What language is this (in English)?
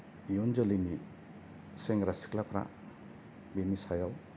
Bodo